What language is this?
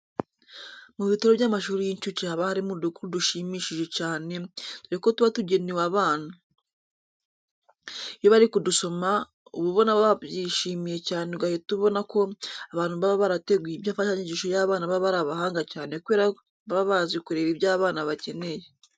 Kinyarwanda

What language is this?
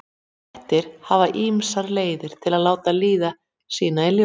Icelandic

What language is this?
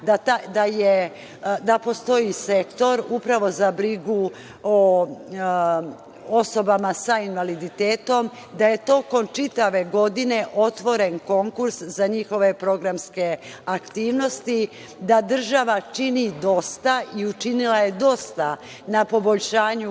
Serbian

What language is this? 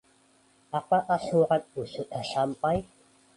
Indonesian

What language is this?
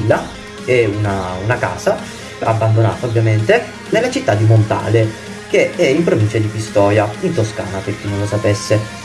Italian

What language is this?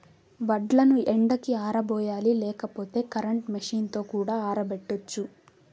Telugu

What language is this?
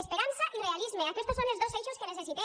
Catalan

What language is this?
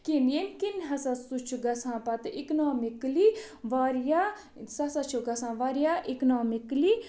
Kashmiri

